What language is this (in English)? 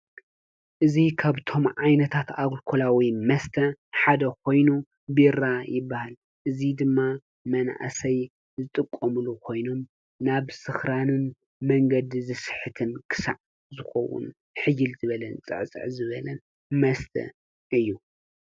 Tigrinya